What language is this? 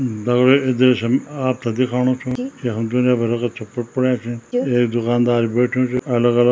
Garhwali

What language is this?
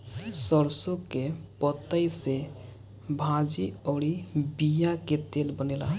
Bhojpuri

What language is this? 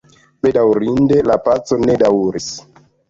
Esperanto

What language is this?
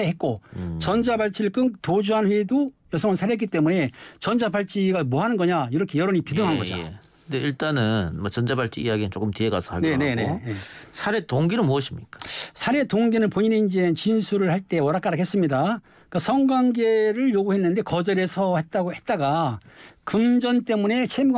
Korean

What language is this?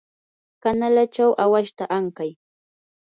Yanahuanca Pasco Quechua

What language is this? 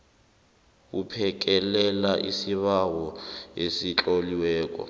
South Ndebele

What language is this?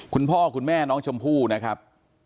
Thai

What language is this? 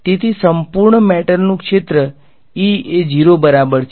Gujarati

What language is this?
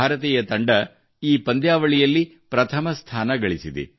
Kannada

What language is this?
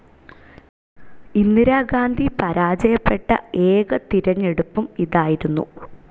Malayalam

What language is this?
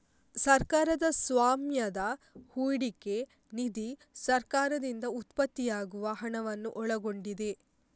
Kannada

